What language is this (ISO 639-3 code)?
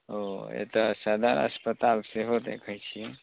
mai